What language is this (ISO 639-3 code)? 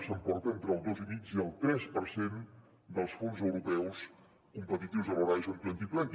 cat